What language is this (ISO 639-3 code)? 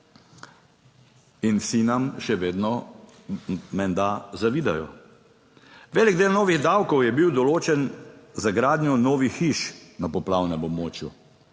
slv